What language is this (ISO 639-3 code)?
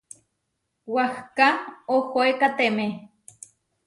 var